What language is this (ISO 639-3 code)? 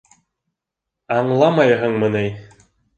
bak